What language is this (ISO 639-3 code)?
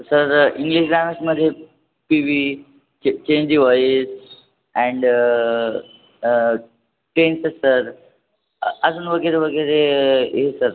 mar